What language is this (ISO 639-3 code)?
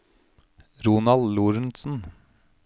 nor